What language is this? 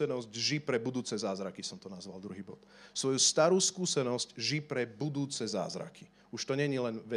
Slovak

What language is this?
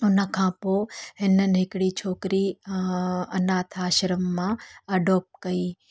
Sindhi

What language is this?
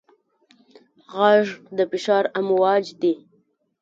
Pashto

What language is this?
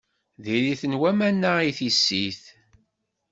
Kabyle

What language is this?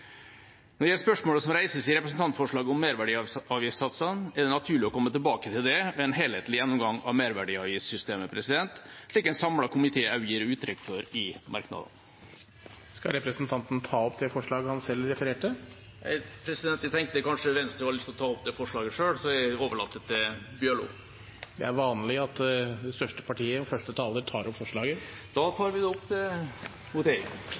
Norwegian Bokmål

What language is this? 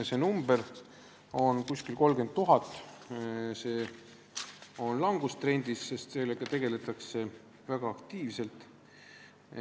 Estonian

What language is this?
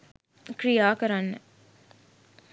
Sinhala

